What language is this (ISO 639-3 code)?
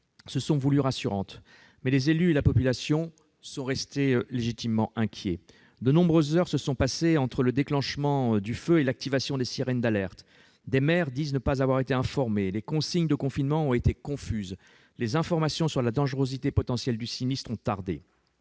fra